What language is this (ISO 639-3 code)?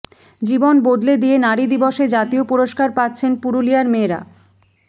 ben